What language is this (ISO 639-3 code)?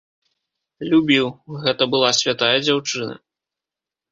bel